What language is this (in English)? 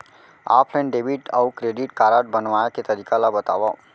Chhattisgarhi